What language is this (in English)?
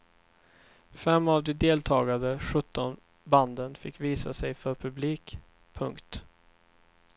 Swedish